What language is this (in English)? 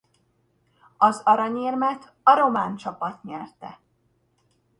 Hungarian